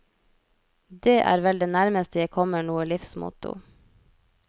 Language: Norwegian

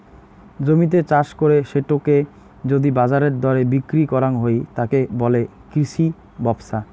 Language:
Bangla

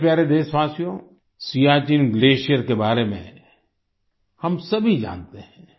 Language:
Hindi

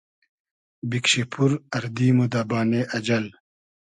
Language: Hazaragi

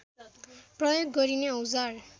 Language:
Nepali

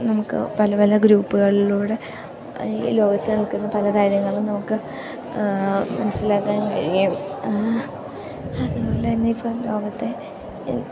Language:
Malayalam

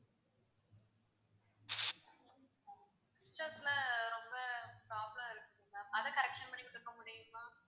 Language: Tamil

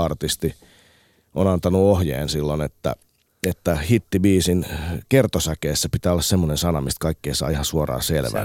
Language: Finnish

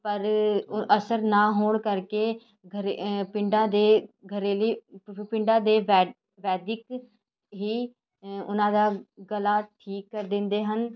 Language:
Punjabi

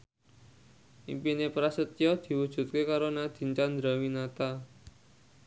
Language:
Javanese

